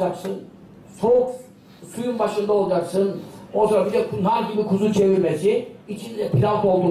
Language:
Turkish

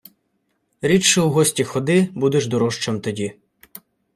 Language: Ukrainian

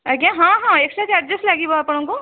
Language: Odia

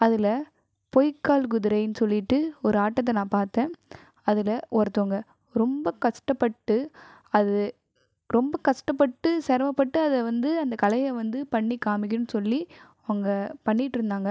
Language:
Tamil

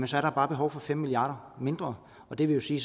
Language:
Danish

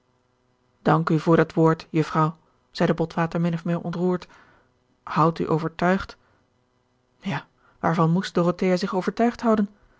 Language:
Dutch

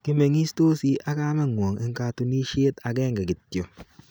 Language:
Kalenjin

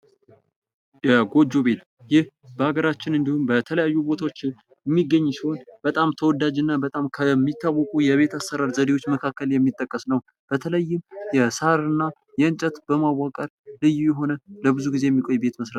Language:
Amharic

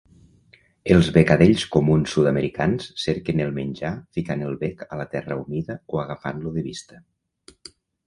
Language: Catalan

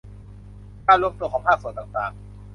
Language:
Thai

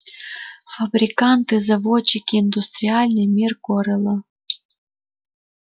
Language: Russian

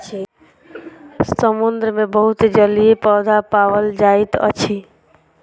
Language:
Maithili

